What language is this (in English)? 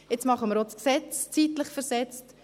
Swiss German